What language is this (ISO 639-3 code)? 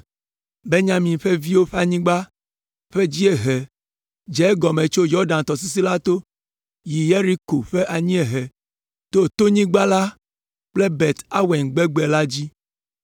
ewe